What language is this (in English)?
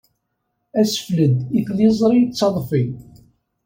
Kabyle